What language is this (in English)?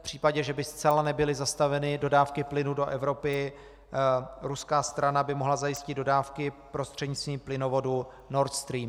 Czech